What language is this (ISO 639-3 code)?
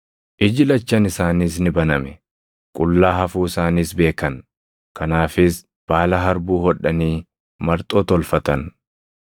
orm